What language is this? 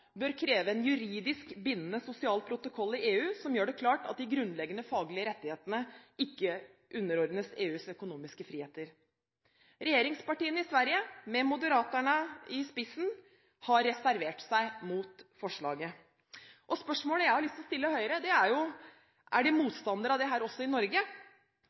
Norwegian Bokmål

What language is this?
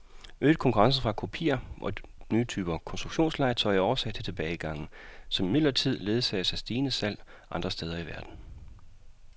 Danish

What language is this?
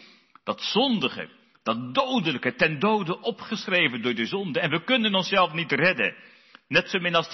Dutch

